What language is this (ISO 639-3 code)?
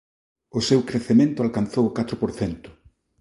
glg